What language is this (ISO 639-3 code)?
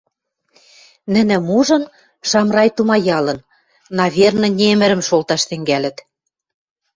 mrj